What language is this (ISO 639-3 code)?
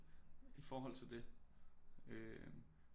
dan